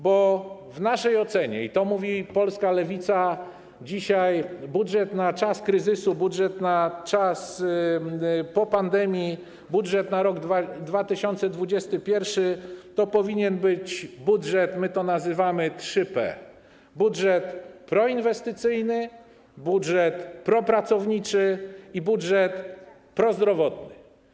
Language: Polish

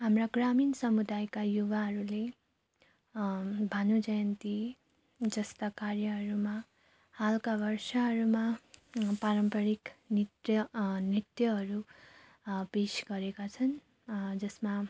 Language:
Nepali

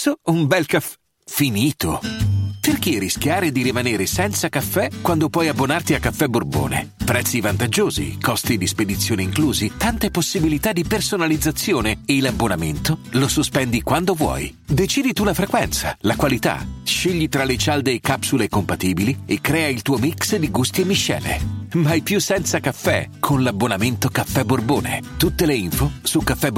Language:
Italian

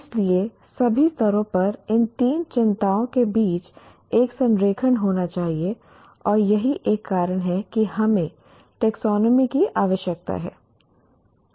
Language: Hindi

